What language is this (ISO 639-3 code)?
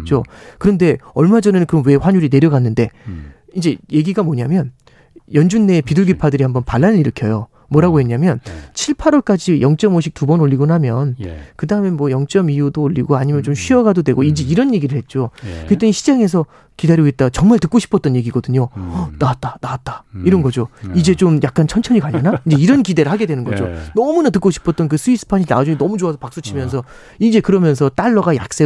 kor